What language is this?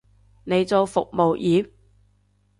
Cantonese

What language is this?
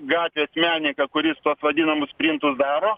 Lithuanian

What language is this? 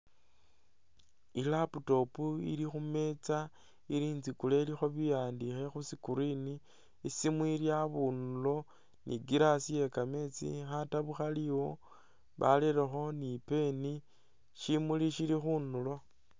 Masaaba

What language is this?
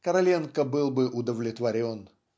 Russian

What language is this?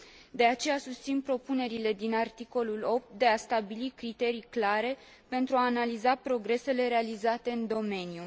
Romanian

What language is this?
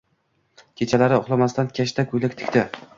Uzbek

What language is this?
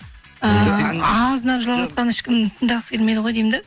Kazakh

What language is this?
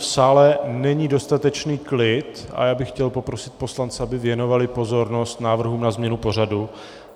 Czech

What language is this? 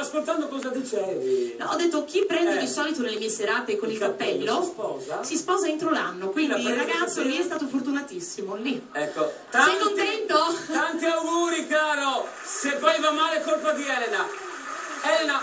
Italian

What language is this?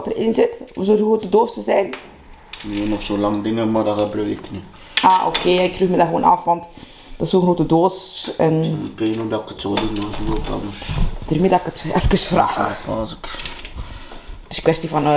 Dutch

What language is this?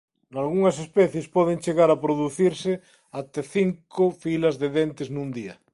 Galician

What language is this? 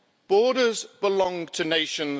English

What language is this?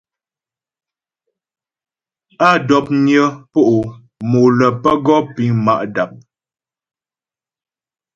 Ghomala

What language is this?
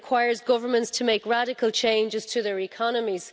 English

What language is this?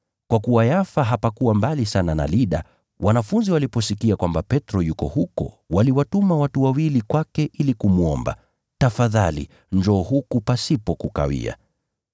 Swahili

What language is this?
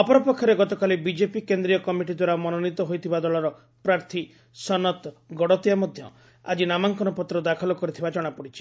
Odia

